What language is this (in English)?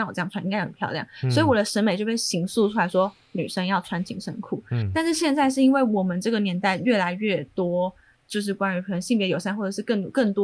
Chinese